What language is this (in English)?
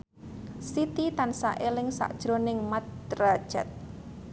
Javanese